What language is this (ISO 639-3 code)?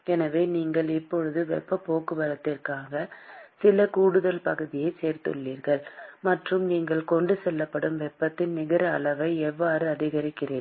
tam